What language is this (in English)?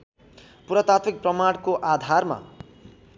Nepali